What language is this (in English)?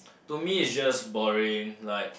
English